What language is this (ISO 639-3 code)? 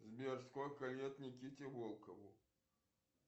rus